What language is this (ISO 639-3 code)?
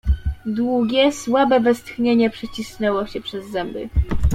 pol